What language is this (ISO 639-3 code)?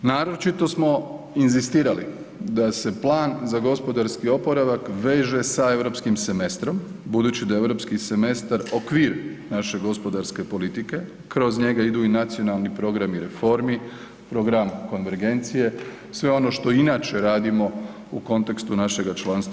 hrv